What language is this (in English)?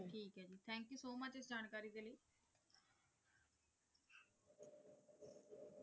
Punjabi